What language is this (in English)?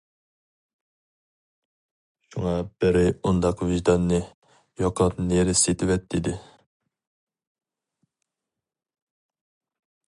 Uyghur